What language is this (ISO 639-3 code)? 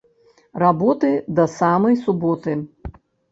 bel